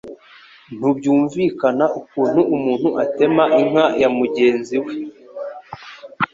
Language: Kinyarwanda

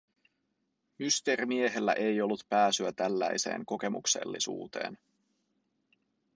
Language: Finnish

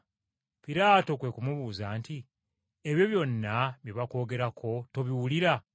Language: Ganda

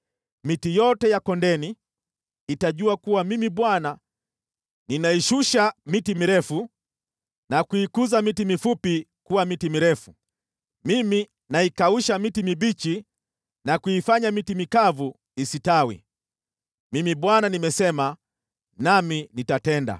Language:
Swahili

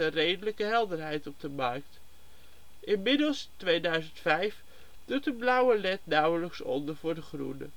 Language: Dutch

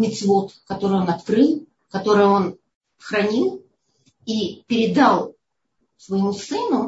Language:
Russian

